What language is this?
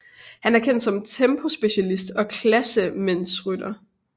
Danish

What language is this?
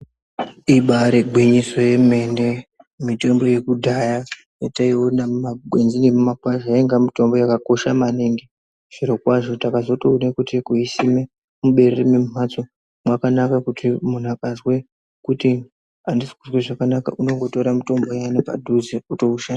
Ndau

